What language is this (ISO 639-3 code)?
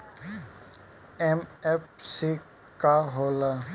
bho